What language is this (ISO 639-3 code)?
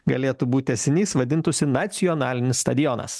lit